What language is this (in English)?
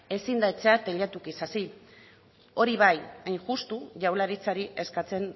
Basque